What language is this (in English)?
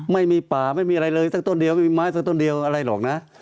Thai